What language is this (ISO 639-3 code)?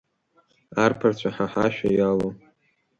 abk